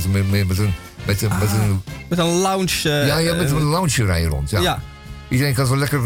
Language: Dutch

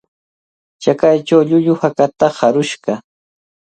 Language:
Cajatambo North Lima Quechua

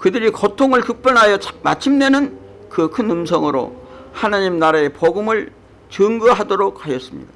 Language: Korean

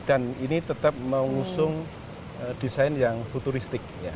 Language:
Indonesian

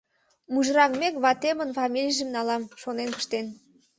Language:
Mari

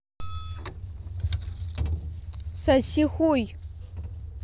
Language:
Russian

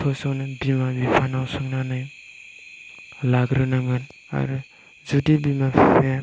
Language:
Bodo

